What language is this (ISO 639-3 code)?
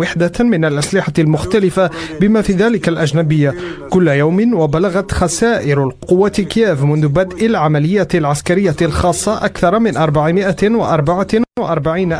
ara